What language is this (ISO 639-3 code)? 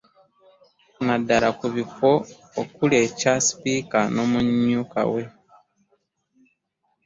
lug